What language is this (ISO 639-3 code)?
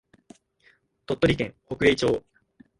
jpn